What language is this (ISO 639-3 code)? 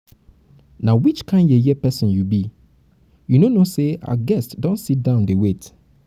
pcm